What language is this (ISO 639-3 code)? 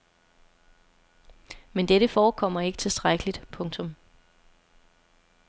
dan